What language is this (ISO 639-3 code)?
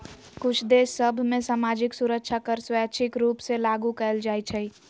mag